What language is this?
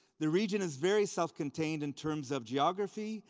English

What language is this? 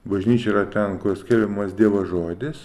Lithuanian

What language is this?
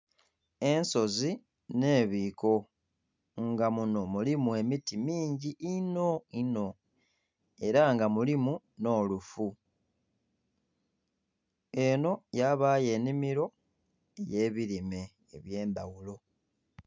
Soga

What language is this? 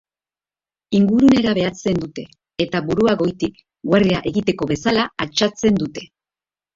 Basque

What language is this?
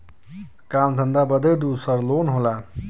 Bhojpuri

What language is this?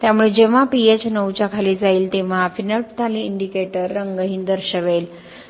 Marathi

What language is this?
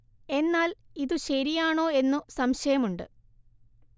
Malayalam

